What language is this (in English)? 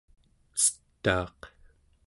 Central Yupik